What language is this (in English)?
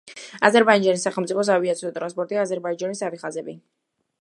Georgian